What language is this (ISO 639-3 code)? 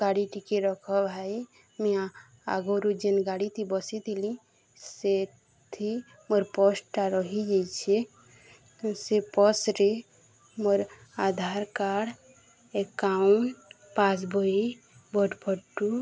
ori